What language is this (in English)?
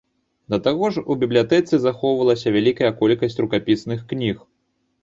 Belarusian